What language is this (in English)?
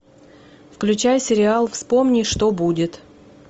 Russian